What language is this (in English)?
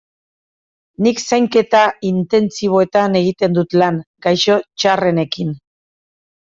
Basque